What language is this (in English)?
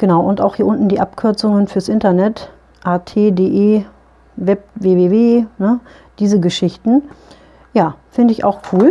German